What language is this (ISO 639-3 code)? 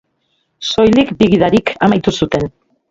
eus